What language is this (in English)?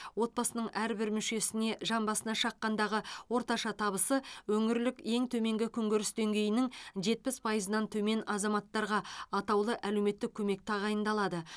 Kazakh